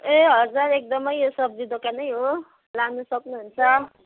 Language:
Nepali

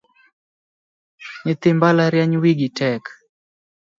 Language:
Luo (Kenya and Tanzania)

